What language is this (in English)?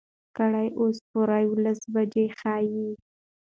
Pashto